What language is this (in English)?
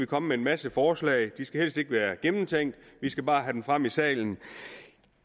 Danish